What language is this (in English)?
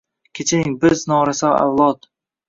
Uzbek